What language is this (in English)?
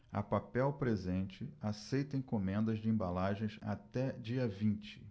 Portuguese